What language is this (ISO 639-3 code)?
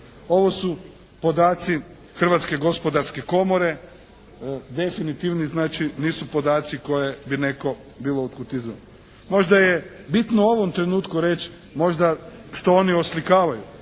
hrv